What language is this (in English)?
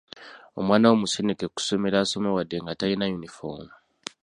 Ganda